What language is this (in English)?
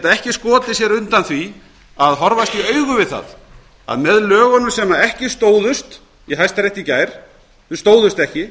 Icelandic